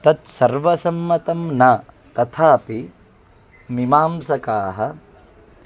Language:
Sanskrit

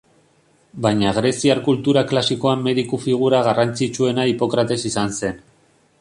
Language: Basque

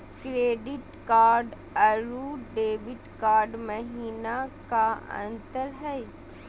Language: Magahi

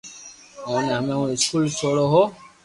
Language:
Loarki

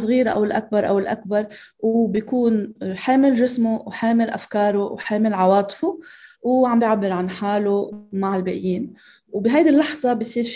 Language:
Arabic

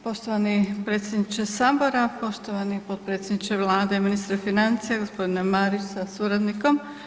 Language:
Croatian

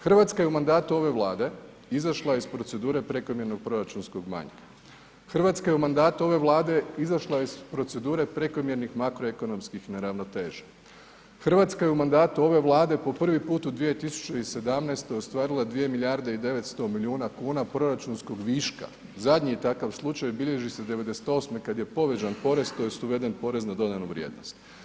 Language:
Croatian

